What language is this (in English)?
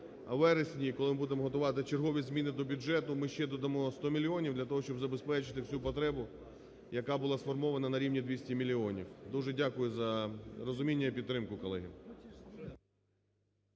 Ukrainian